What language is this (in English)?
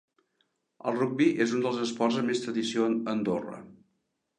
Catalan